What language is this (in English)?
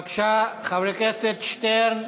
Hebrew